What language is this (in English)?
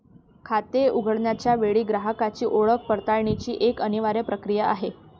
Marathi